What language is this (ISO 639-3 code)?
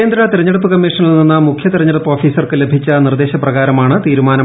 mal